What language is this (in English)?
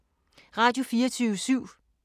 Danish